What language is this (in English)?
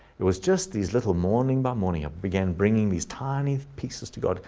English